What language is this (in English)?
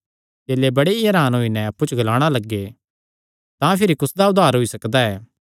Kangri